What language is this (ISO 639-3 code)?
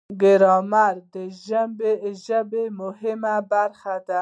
pus